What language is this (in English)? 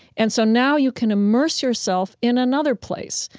English